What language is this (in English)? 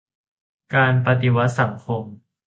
Thai